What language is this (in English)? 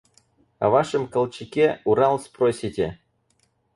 Russian